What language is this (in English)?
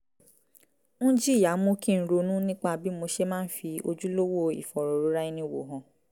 Yoruba